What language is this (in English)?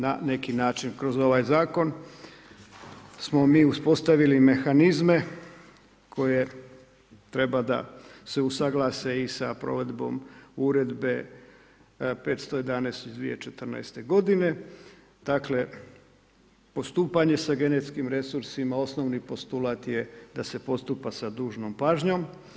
Croatian